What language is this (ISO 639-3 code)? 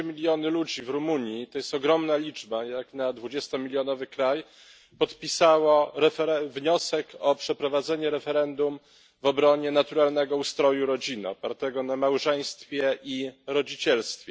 pol